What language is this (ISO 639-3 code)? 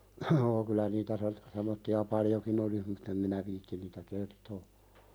fin